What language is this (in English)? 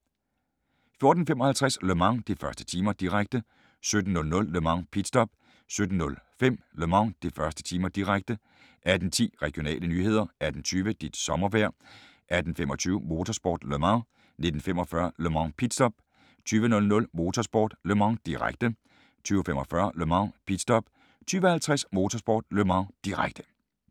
Danish